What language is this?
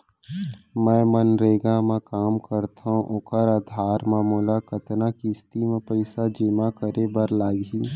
Chhattisgarhi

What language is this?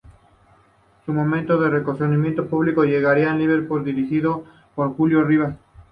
Spanish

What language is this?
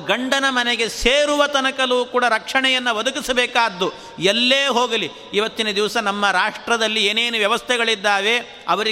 Kannada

